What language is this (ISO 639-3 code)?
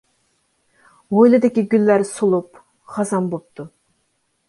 uig